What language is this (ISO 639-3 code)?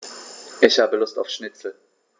deu